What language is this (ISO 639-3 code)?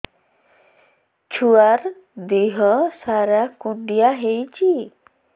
ori